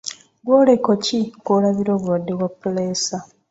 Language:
Ganda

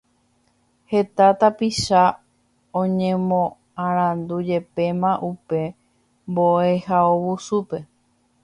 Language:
Guarani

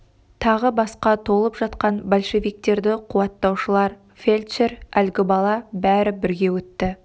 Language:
Kazakh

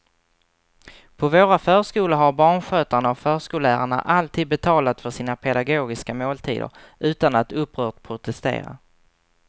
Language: Swedish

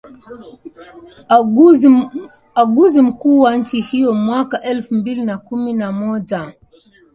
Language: Swahili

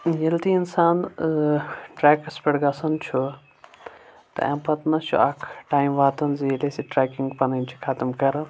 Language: Kashmiri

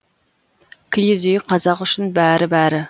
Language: Kazakh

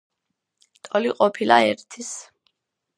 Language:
Georgian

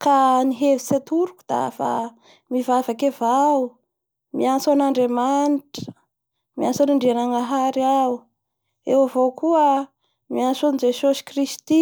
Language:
Bara Malagasy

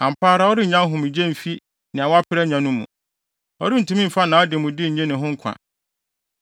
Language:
Akan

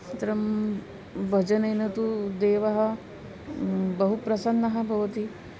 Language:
Sanskrit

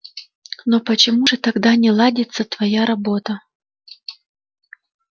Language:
Russian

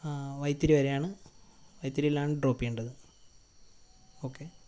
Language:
Malayalam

